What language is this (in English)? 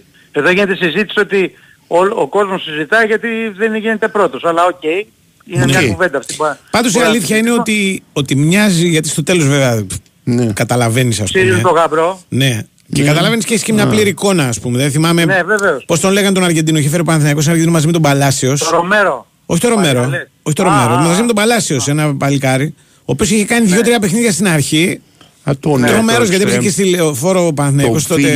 Greek